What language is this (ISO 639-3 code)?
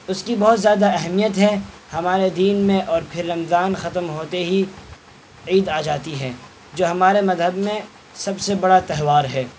urd